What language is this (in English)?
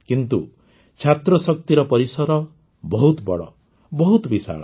Odia